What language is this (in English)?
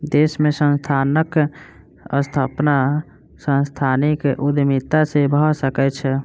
Maithili